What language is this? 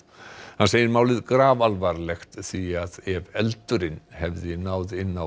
Icelandic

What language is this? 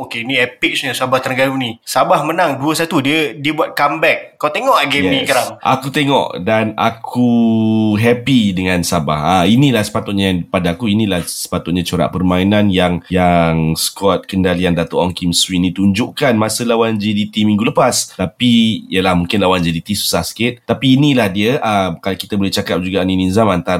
Malay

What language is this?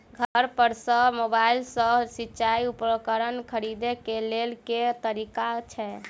Maithili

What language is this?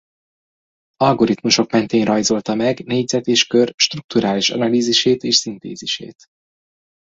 Hungarian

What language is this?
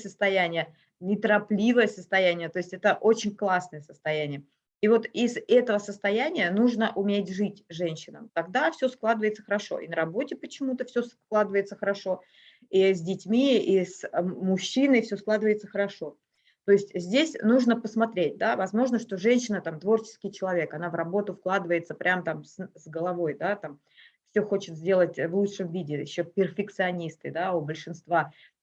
Russian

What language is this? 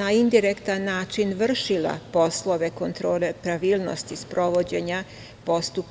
Serbian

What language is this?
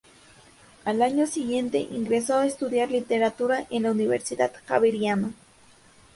Spanish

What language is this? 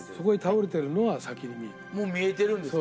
Japanese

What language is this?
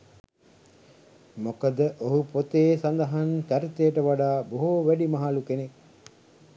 Sinhala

